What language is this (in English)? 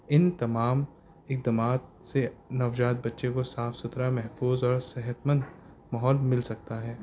Urdu